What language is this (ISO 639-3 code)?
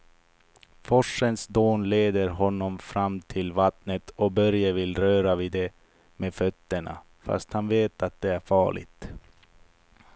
swe